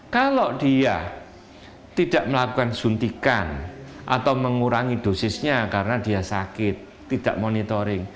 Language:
Indonesian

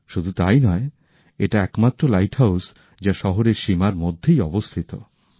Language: Bangla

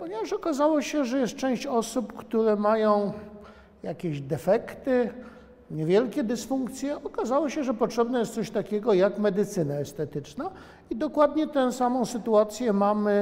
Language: Polish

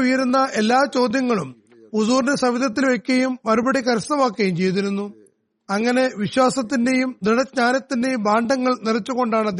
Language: Malayalam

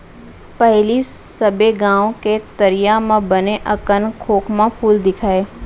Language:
Chhattisgarhi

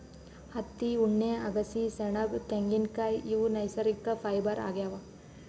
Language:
Kannada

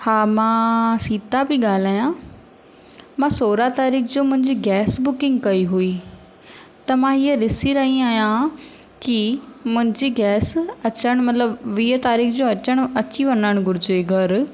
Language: Sindhi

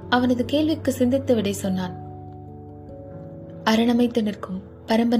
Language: Tamil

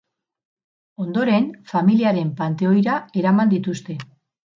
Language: Basque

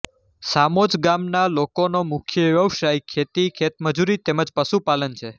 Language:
Gujarati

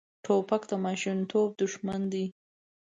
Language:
Pashto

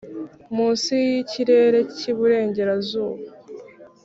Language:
Kinyarwanda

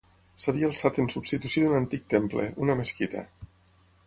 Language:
Catalan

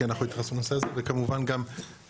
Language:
Hebrew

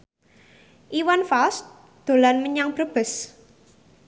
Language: Javanese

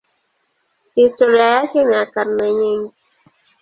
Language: Swahili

